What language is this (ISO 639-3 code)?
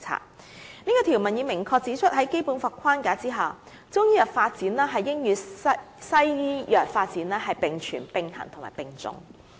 yue